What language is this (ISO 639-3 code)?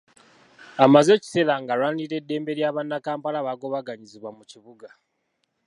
lug